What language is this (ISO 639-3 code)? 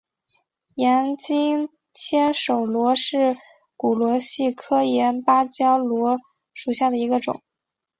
zho